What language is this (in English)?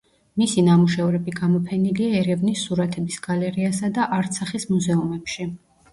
Georgian